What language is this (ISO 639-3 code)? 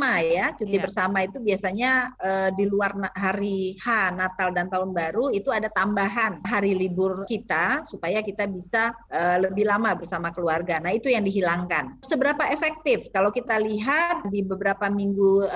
ind